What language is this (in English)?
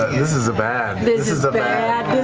English